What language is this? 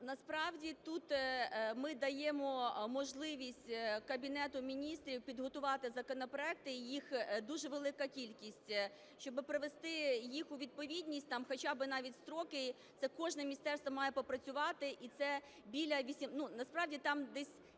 Ukrainian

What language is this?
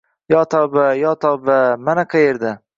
Uzbek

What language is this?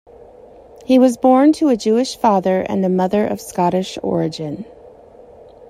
English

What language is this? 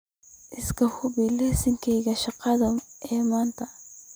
Somali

